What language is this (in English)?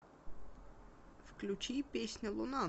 Russian